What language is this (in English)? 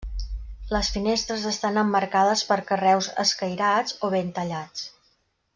Catalan